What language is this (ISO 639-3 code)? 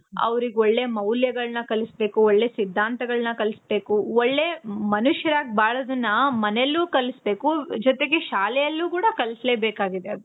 kan